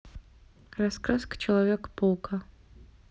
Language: Russian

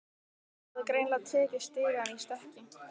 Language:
Icelandic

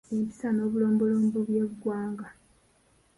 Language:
Ganda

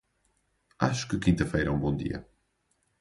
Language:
Portuguese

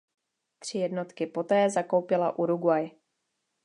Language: Czech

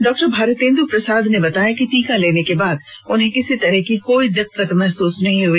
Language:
Hindi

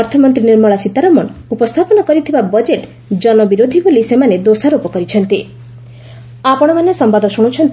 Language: Odia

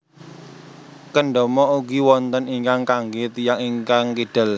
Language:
Javanese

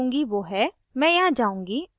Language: Hindi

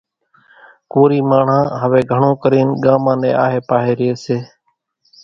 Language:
Kachi Koli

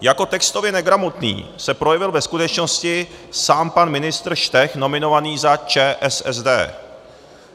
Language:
Czech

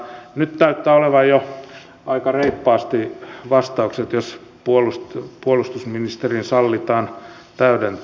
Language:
Finnish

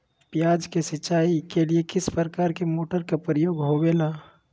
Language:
Magahi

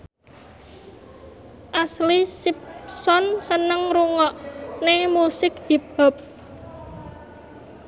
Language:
Javanese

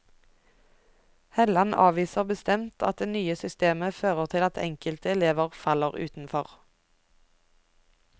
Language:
Norwegian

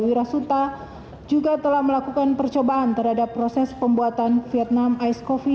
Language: Indonesian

